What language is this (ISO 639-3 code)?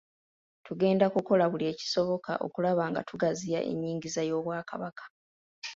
lug